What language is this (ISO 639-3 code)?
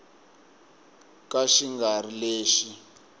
tso